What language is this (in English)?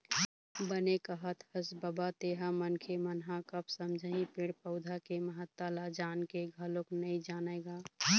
Chhattisgarhi